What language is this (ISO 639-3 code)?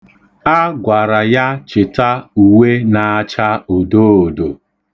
ibo